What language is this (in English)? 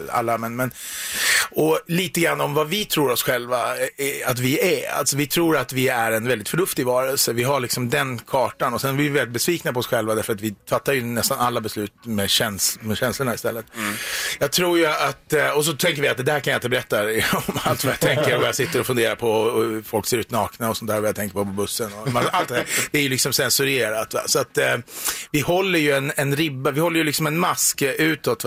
Swedish